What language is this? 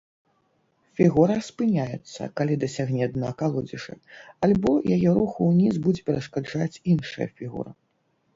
Belarusian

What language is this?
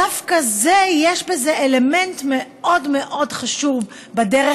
Hebrew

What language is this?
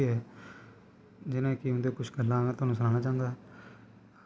Dogri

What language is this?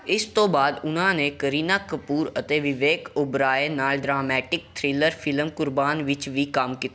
Punjabi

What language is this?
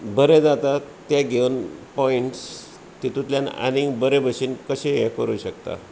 Konkani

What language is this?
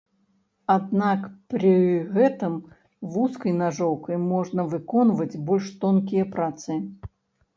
Belarusian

